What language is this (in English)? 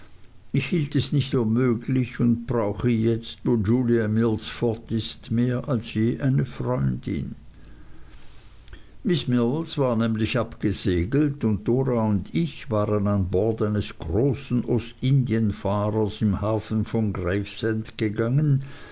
German